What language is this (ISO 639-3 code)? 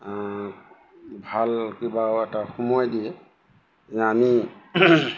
asm